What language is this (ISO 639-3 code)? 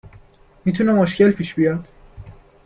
fas